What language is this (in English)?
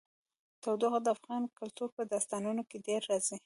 Pashto